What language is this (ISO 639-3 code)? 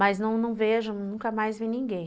por